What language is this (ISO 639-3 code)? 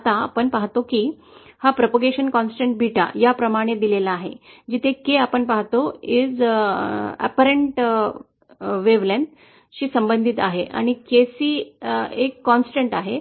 mar